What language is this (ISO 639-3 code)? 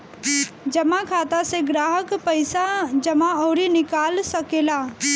bho